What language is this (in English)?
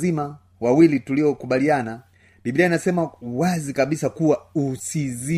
Swahili